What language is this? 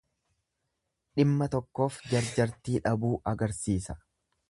Oromo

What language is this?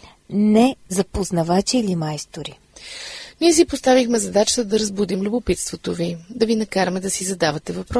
Bulgarian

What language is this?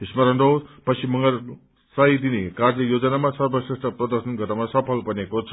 Nepali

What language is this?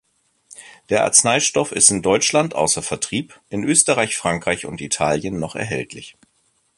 German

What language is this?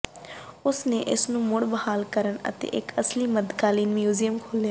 Punjabi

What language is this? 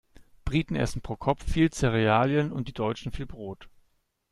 German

